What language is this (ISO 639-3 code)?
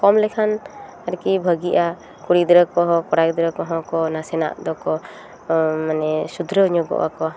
sat